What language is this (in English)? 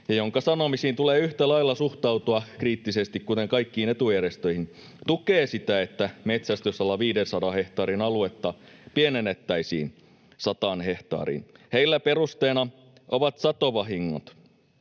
Finnish